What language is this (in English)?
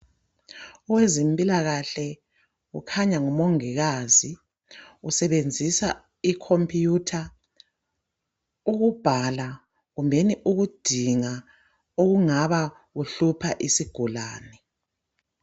North Ndebele